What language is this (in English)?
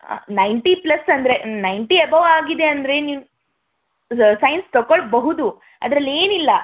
Kannada